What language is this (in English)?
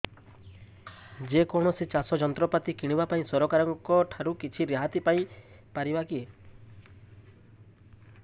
Odia